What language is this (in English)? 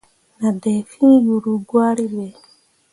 Mundang